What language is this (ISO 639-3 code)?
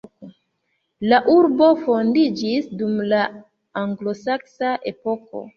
epo